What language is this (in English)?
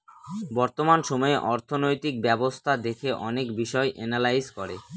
Bangla